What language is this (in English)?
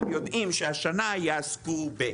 Hebrew